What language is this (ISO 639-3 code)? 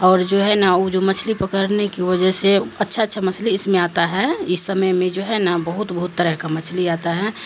urd